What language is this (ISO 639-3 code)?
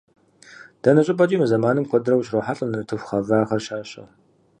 kbd